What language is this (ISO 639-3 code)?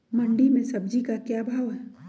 mag